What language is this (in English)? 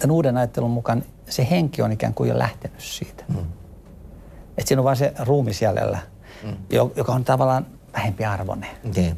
Finnish